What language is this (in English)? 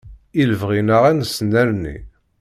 Kabyle